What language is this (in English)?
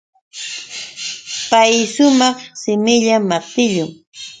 Yauyos Quechua